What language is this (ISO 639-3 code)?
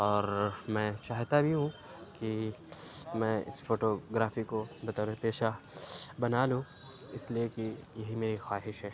urd